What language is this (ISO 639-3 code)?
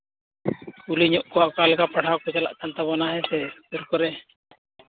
sat